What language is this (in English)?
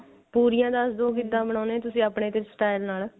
Punjabi